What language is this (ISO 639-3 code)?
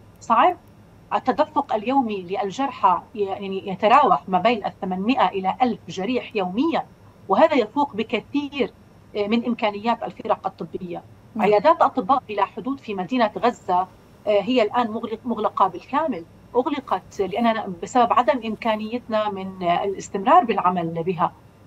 ara